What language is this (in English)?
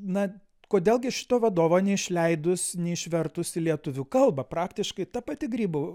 Lithuanian